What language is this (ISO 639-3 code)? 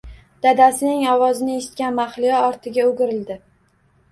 uzb